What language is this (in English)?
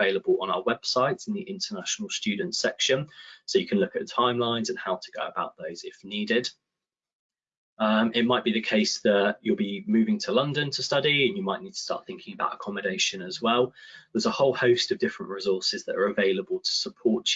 English